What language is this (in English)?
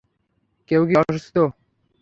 Bangla